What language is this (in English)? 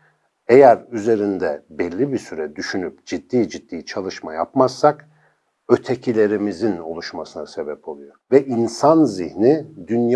Turkish